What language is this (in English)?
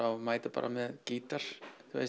Icelandic